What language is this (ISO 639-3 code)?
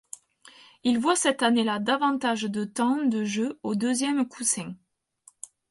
fra